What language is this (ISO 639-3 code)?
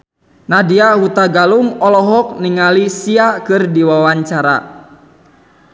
sun